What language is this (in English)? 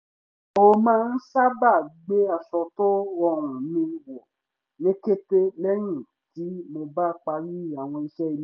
Yoruba